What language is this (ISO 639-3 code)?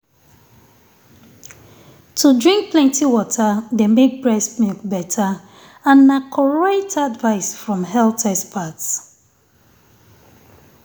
pcm